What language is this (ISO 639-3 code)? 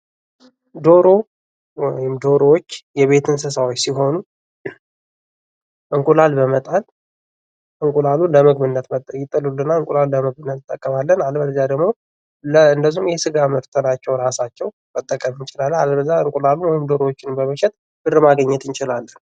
amh